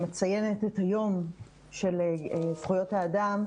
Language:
Hebrew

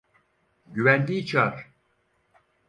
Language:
Turkish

